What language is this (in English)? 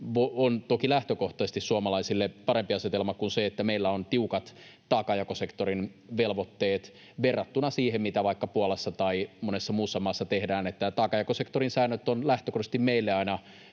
Finnish